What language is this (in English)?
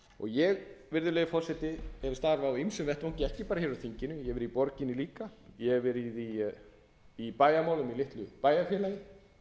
Icelandic